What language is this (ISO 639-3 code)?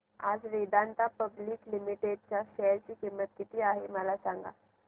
mar